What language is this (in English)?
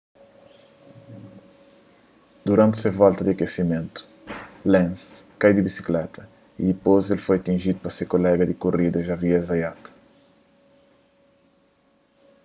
Kabuverdianu